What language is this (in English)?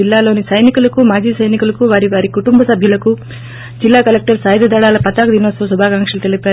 Telugu